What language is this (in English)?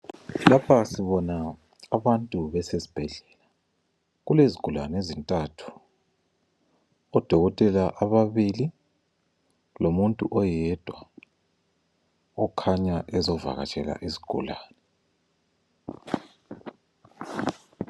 North Ndebele